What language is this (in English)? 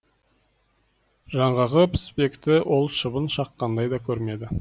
Kazakh